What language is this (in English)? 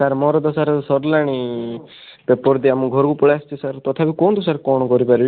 Odia